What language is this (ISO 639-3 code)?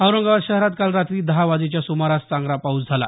mar